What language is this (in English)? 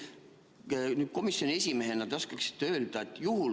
Estonian